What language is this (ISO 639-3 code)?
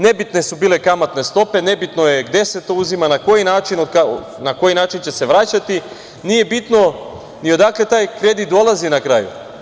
srp